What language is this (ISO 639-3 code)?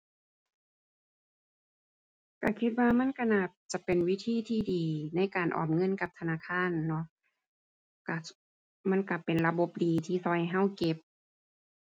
tha